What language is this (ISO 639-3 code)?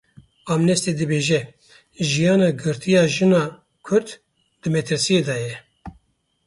kur